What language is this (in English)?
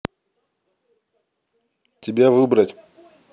Russian